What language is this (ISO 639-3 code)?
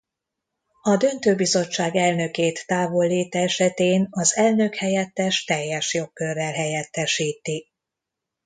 hun